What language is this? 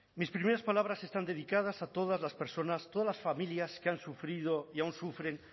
Spanish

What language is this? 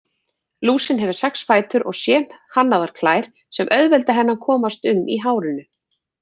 Icelandic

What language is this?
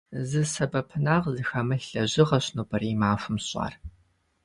Kabardian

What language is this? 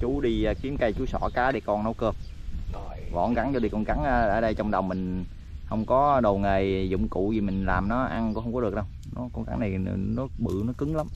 Vietnamese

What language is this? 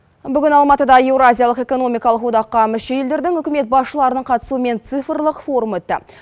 Kazakh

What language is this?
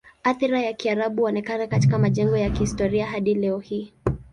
Swahili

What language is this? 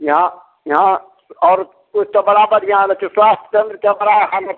Maithili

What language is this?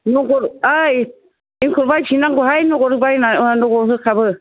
Bodo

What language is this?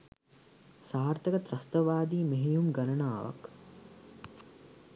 Sinhala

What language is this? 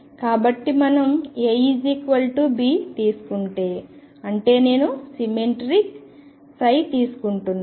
Telugu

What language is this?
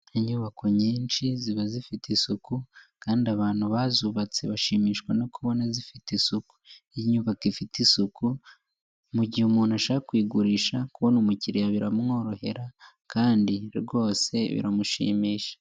Kinyarwanda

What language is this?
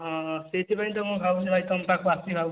Odia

